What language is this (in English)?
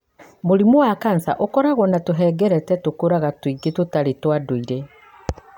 Kikuyu